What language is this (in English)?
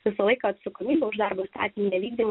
Lithuanian